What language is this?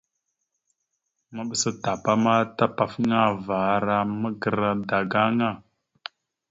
Mada (Cameroon)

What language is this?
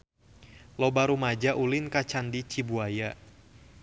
Sundanese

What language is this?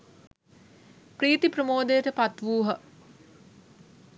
Sinhala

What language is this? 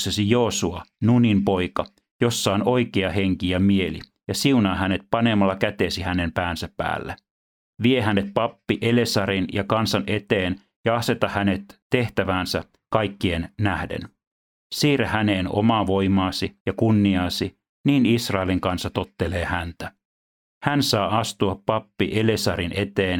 Finnish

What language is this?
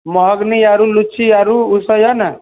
Maithili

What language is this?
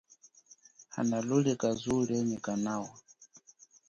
Chokwe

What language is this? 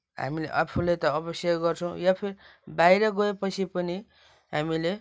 Nepali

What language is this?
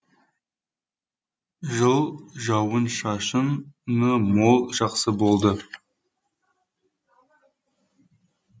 Kazakh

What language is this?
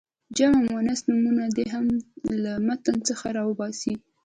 Pashto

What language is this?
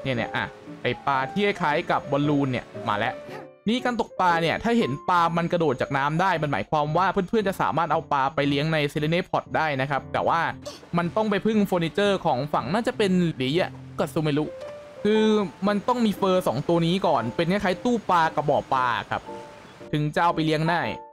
Thai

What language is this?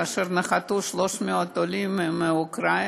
Hebrew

